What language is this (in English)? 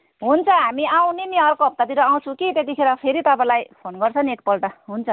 Nepali